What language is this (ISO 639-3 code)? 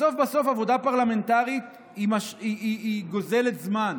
heb